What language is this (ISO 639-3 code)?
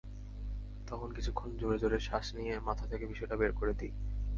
ben